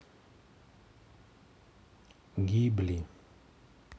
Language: Russian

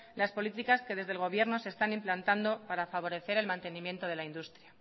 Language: Spanish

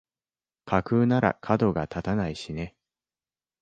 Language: Japanese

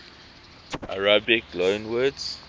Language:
English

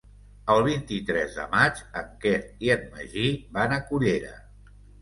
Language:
Catalan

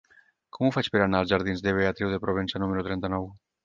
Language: Catalan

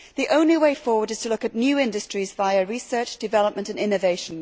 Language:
English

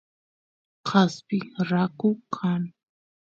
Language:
Santiago del Estero Quichua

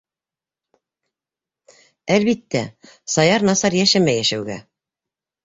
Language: Bashkir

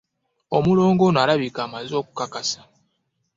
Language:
Ganda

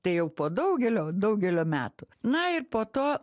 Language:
Lithuanian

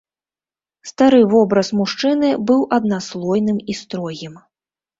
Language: Belarusian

